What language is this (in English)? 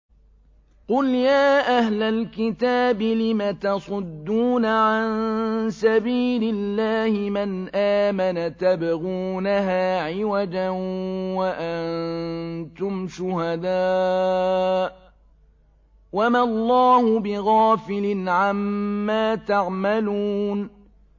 Arabic